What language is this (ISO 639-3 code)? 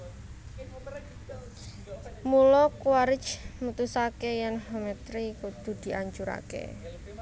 jav